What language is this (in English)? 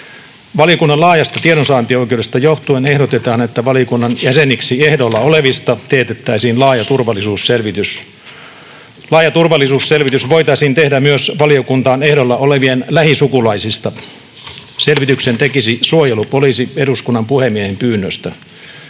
Finnish